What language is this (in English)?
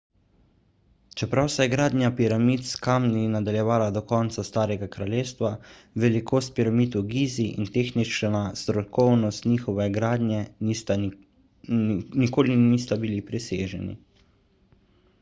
Slovenian